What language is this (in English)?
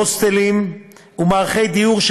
Hebrew